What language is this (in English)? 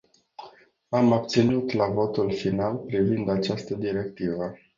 Romanian